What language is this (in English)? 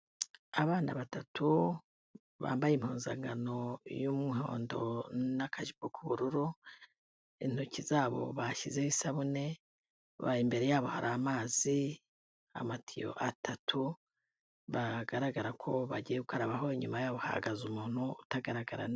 Kinyarwanda